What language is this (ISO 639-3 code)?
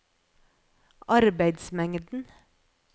nor